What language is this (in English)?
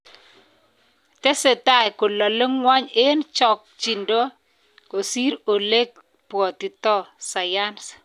Kalenjin